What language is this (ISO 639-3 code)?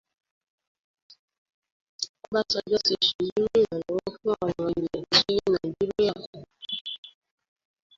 yor